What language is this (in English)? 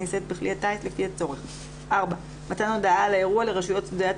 Hebrew